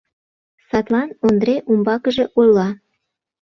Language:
Mari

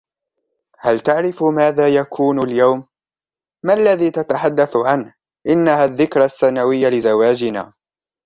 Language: Arabic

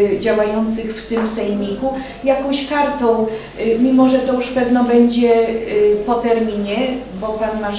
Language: Polish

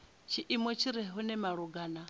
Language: Venda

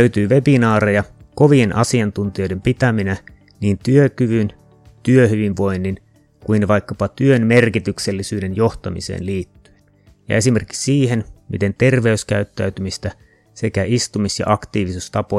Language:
Finnish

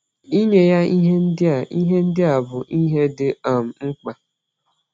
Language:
Igbo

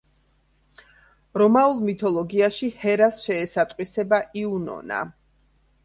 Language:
Georgian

